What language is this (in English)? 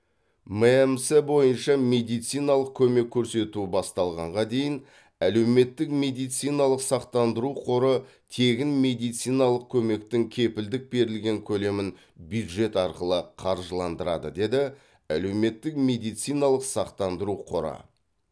Kazakh